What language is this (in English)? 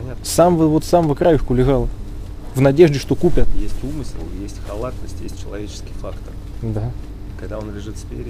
Russian